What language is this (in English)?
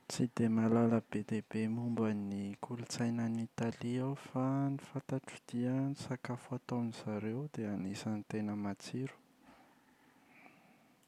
Malagasy